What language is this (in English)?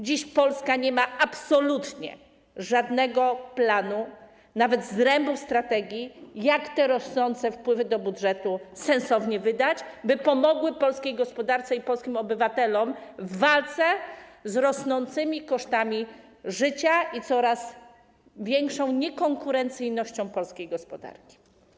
Polish